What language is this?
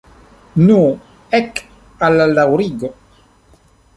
Esperanto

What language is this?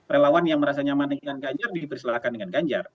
Indonesian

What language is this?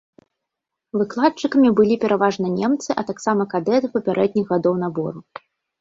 Belarusian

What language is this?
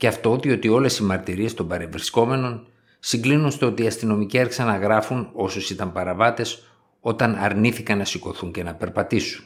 Greek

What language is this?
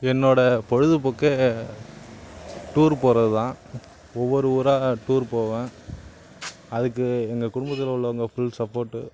Tamil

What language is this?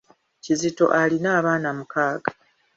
Ganda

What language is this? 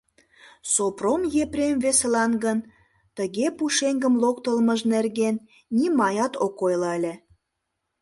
Mari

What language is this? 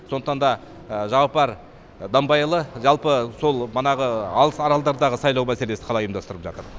Kazakh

